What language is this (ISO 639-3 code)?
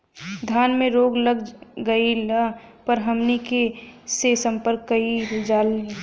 bho